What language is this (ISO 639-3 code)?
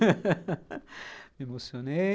por